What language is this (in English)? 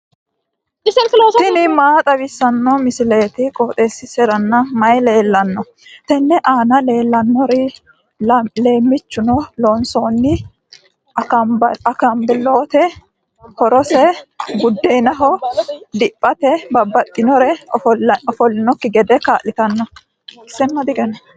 Sidamo